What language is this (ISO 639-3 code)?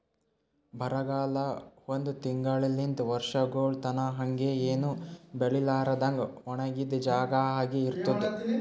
kan